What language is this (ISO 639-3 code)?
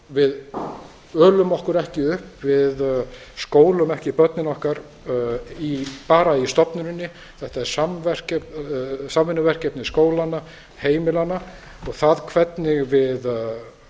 isl